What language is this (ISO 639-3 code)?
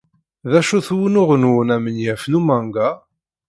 kab